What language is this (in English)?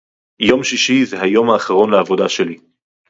Hebrew